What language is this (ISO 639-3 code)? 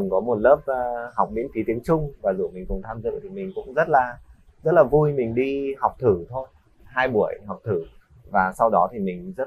vie